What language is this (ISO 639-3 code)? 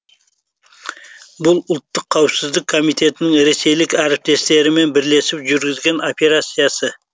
kaz